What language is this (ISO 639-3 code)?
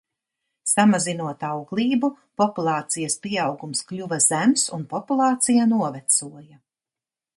lav